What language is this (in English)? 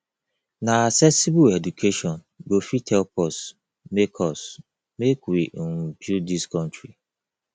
Nigerian Pidgin